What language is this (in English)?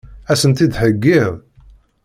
Kabyle